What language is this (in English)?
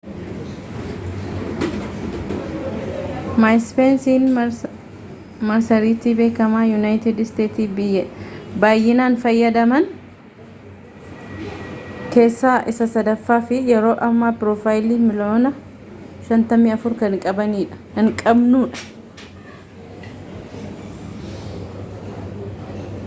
Oromo